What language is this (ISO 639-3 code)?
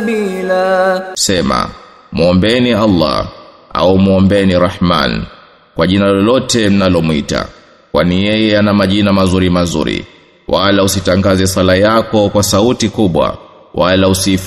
swa